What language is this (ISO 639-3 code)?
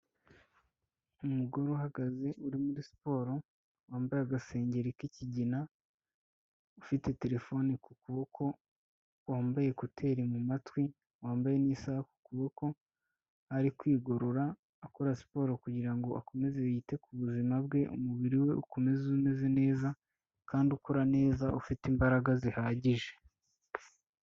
kin